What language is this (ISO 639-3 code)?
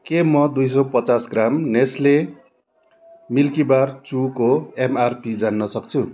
nep